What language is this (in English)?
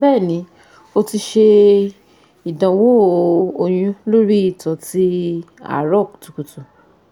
Yoruba